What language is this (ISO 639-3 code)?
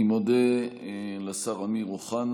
heb